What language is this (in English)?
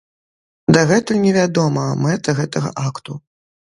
Belarusian